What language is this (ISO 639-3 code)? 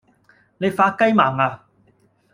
yue